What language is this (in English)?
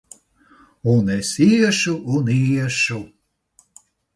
Latvian